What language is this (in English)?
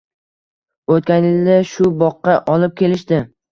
Uzbek